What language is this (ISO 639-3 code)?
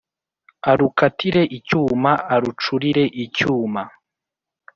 kin